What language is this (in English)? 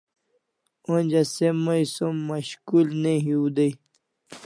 Kalasha